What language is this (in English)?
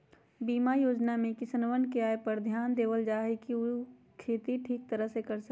Magahi